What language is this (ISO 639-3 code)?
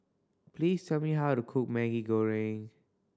eng